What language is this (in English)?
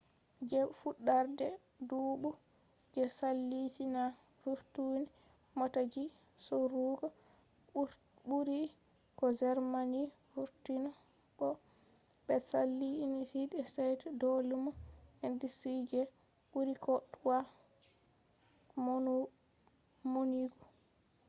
Fula